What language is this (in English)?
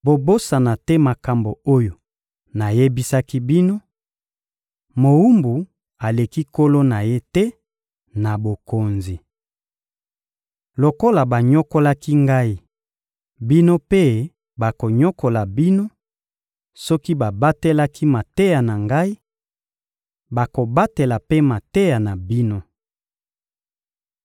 Lingala